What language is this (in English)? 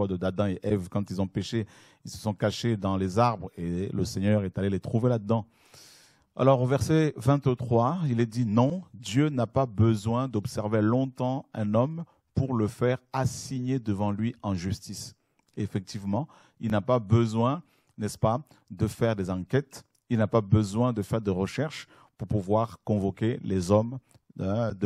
French